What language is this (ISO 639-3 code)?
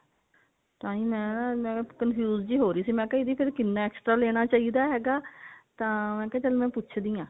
pan